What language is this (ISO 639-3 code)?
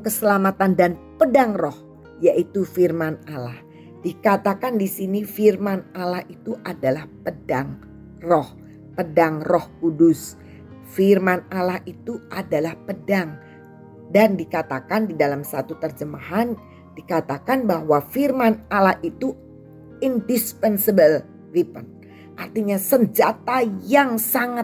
ind